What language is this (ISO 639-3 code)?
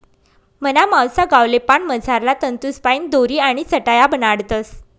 mar